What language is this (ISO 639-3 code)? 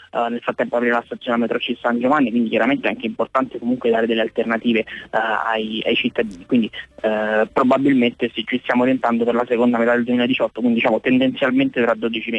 ita